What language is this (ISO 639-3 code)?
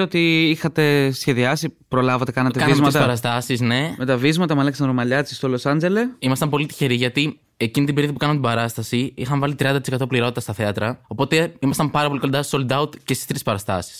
ell